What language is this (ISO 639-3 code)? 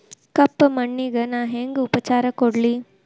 kan